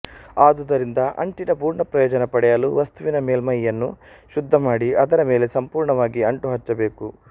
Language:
Kannada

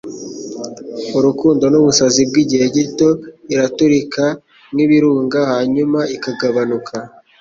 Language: Kinyarwanda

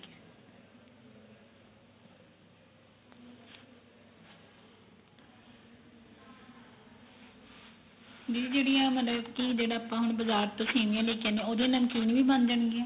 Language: Punjabi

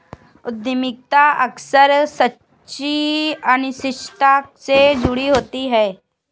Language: Hindi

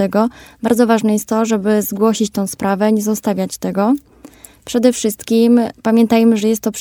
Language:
Polish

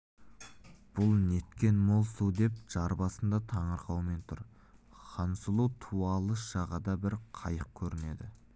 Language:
Kazakh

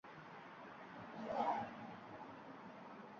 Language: Uzbek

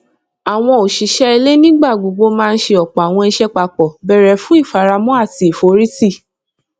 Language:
Yoruba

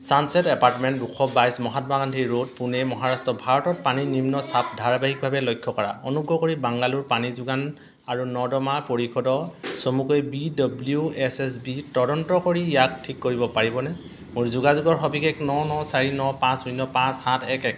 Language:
Assamese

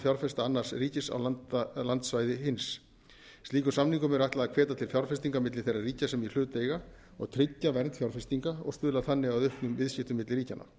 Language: Icelandic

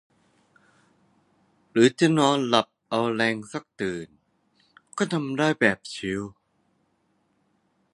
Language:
Thai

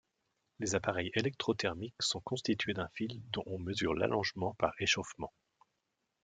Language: French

